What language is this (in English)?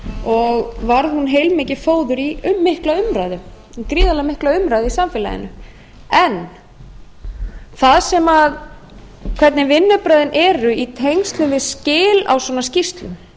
Icelandic